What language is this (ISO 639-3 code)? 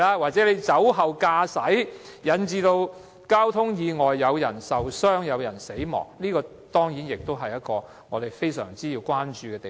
yue